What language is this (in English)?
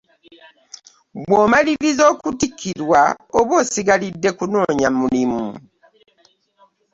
Ganda